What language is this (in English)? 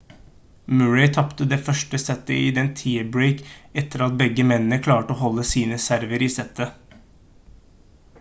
Norwegian Bokmål